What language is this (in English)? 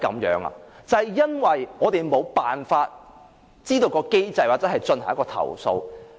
Cantonese